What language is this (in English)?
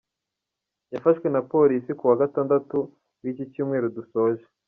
Kinyarwanda